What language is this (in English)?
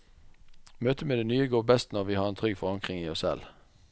Norwegian